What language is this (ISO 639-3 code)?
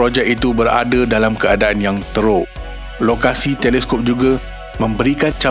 msa